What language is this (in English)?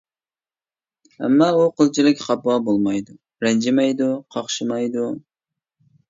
Uyghur